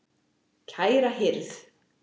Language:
Icelandic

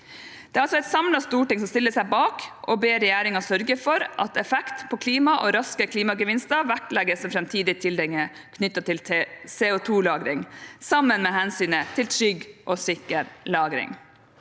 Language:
Norwegian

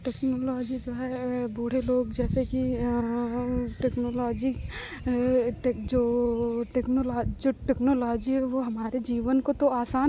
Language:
Hindi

